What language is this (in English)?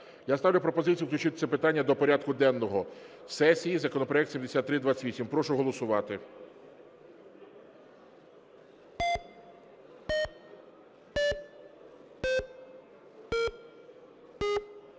Ukrainian